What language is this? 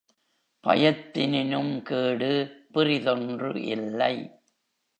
Tamil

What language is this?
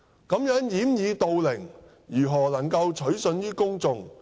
Cantonese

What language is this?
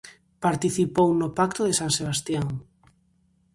Galician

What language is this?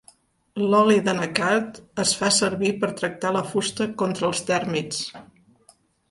Catalan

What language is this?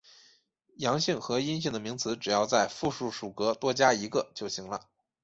Chinese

